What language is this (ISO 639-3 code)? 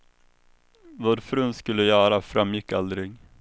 swe